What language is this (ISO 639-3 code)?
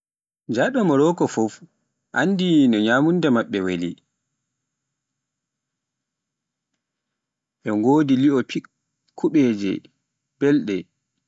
fuf